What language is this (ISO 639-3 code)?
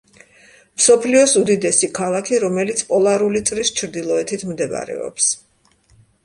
kat